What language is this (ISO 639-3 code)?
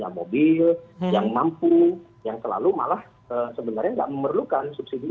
ind